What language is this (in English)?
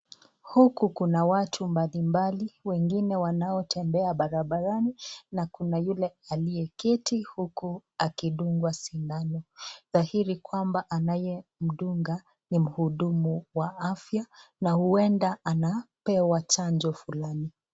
Swahili